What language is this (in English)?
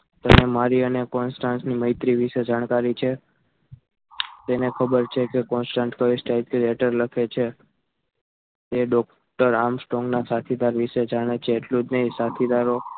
Gujarati